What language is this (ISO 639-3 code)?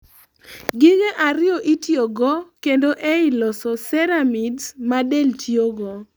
luo